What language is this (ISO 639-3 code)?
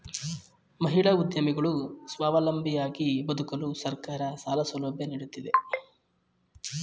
kan